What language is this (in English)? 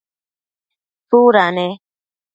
Matsés